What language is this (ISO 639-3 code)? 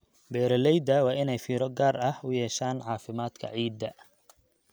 som